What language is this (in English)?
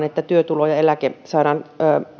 Finnish